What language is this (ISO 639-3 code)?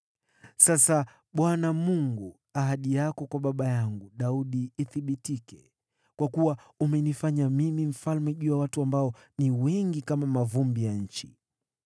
swa